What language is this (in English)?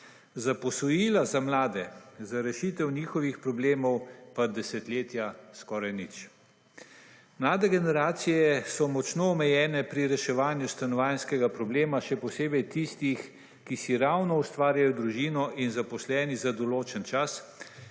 Slovenian